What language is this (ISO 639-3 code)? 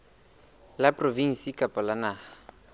sot